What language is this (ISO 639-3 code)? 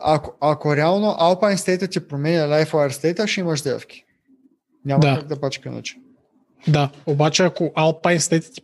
bul